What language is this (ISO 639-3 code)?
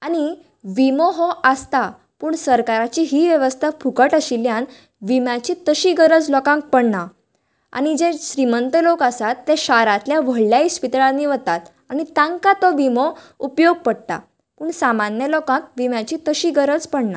kok